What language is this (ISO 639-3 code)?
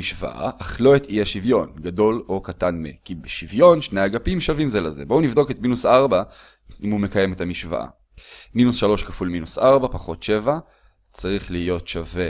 heb